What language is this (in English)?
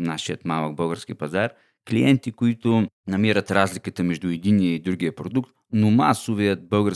Bulgarian